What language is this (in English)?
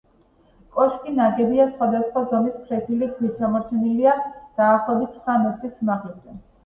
Georgian